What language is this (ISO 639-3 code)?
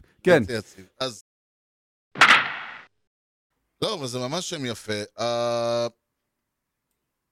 heb